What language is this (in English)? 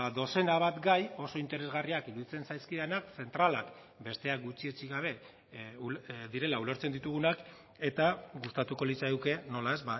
Basque